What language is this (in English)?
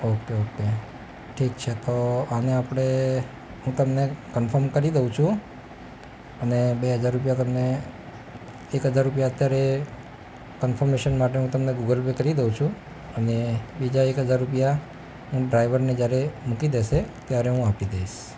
Gujarati